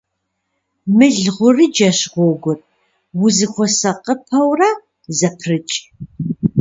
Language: Kabardian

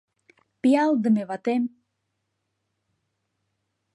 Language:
Mari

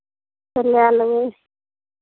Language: Maithili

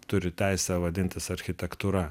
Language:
Lithuanian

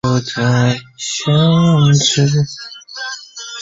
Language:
Chinese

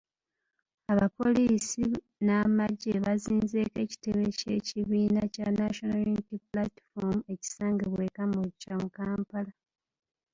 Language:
Ganda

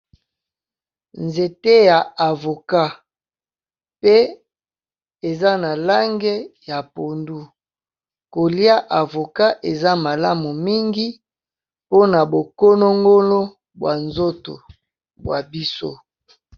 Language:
Lingala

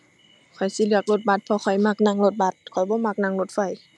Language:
Thai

